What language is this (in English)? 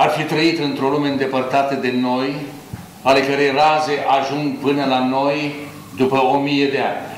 Romanian